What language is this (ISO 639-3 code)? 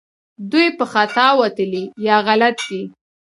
pus